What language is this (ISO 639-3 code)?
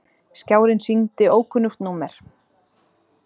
isl